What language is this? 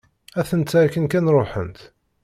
Kabyle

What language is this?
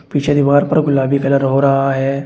Hindi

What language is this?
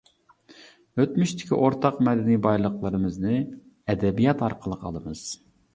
Uyghur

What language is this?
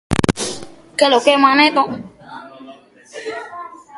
Spanish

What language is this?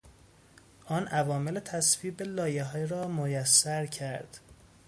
Persian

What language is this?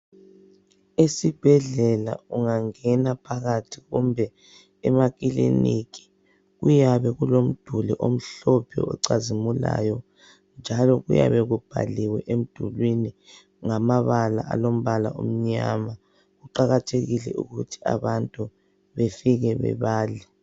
North Ndebele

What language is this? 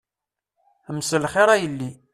Kabyle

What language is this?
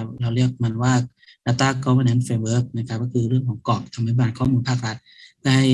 Thai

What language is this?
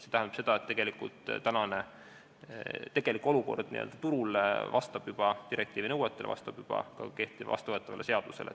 Estonian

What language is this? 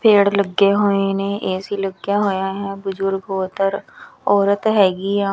Punjabi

